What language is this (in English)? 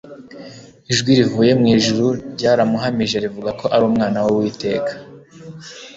Kinyarwanda